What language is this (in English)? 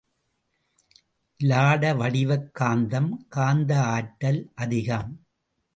Tamil